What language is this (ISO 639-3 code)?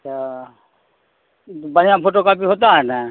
urd